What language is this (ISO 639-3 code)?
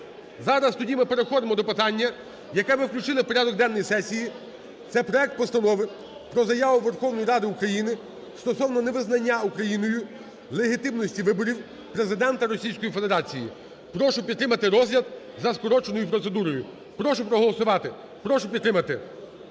ukr